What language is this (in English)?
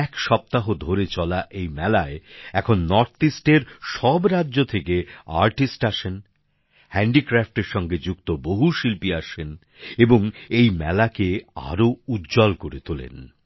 Bangla